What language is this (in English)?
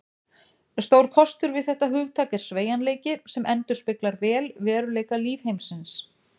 Icelandic